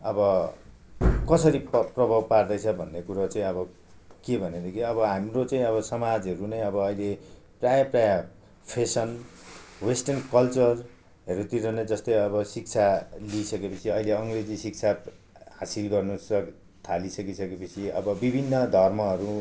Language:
Nepali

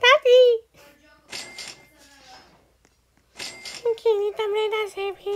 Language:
Romanian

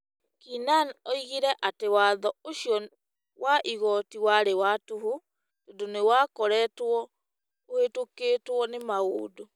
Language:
Kikuyu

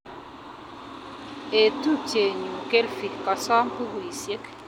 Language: Kalenjin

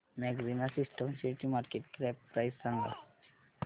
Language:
Marathi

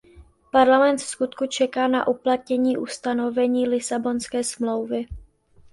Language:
Czech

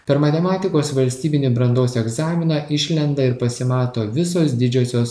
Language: Lithuanian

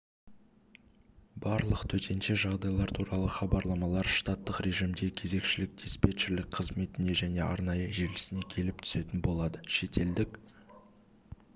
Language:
Kazakh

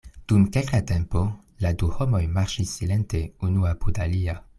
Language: Esperanto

